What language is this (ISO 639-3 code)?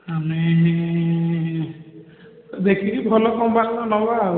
ori